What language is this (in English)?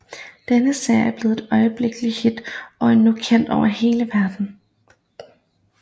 Danish